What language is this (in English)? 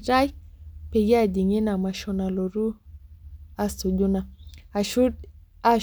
Masai